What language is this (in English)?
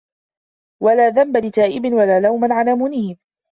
Arabic